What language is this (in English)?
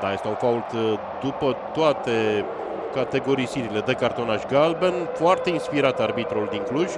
Romanian